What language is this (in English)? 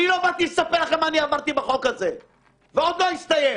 Hebrew